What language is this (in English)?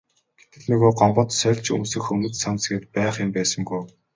Mongolian